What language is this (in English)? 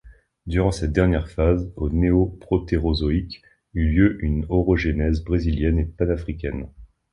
French